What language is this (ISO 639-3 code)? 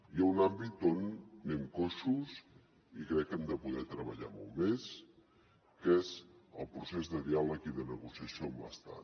cat